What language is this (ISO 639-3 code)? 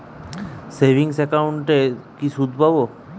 ben